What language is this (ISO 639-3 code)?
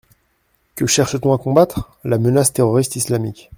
fra